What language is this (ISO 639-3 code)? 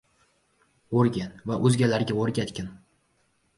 uzb